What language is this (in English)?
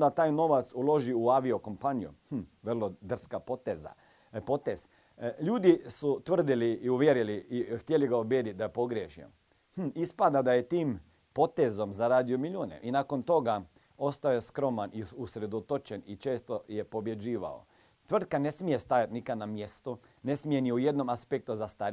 Croatian